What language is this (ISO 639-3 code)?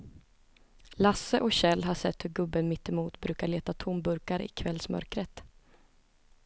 swe